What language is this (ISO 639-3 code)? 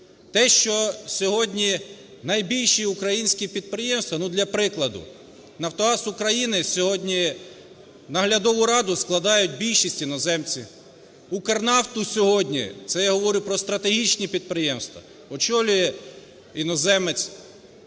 ukr